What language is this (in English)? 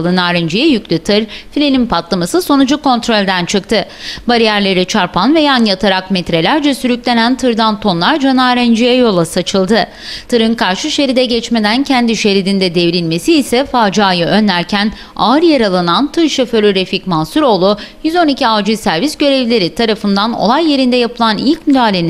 Turkish